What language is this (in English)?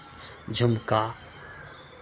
Maithili